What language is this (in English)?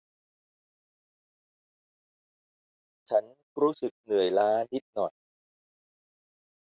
Thai